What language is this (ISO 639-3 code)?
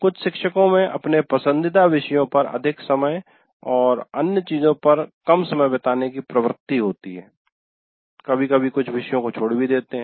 hin